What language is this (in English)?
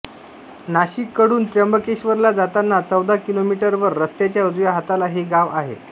Marathi